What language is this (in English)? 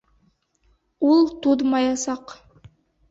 Bashkir